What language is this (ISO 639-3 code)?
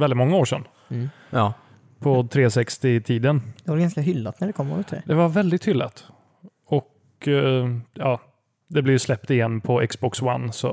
swe